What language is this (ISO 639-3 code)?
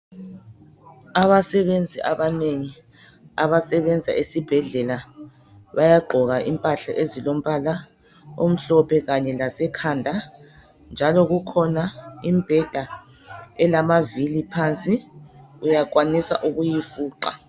nde